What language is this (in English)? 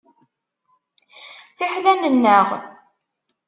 Kabyle